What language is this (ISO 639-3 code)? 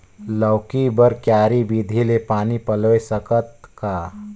hne